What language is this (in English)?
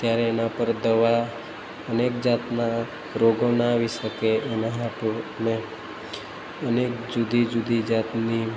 Gujarati